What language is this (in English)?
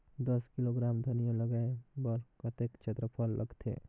Chhattisgarhi